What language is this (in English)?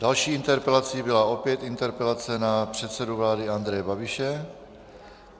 Czech